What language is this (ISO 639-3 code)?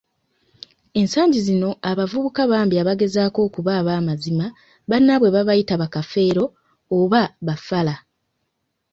lug